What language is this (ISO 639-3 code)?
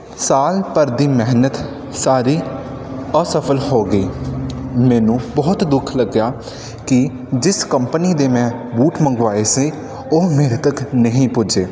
pan